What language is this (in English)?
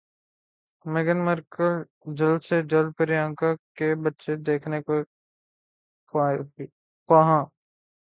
Urdu